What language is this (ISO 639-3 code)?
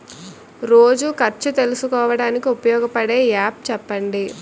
tel